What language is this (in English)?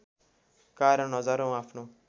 Nepali